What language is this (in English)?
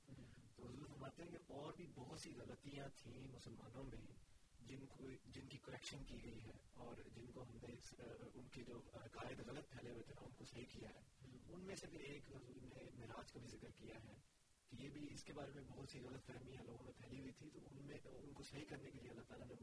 Urdu